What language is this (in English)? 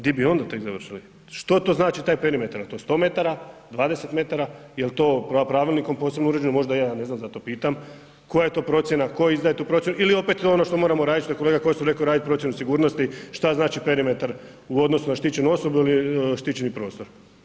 Croatian